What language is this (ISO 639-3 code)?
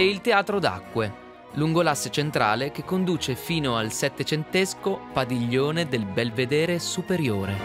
ita